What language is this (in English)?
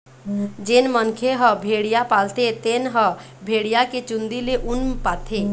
Chhattisgarhi